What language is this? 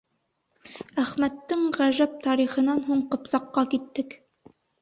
Bashkir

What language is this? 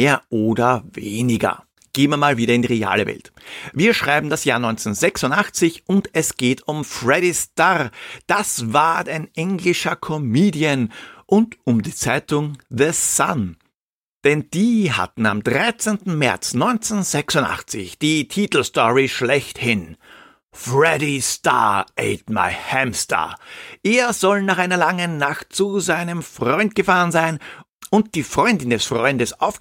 German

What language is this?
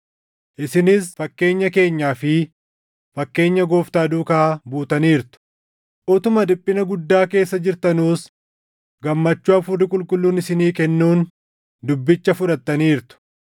Oromo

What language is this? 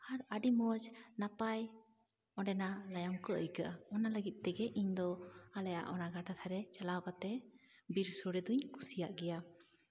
Santali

